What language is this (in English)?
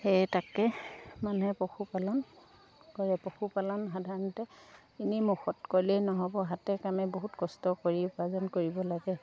Assamese